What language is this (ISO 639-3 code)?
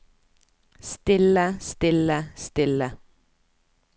nor